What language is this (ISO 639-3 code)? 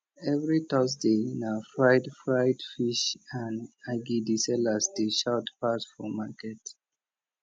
pcm